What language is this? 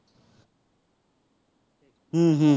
Assamese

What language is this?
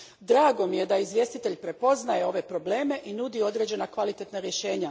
Croatian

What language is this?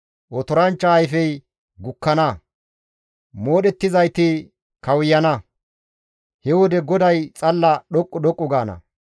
Gamo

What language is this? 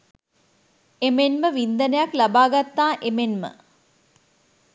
Sinhala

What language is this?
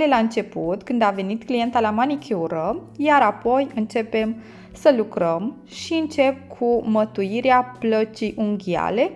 Romanian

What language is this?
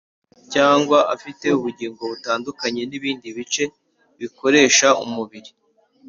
Kinyarwanda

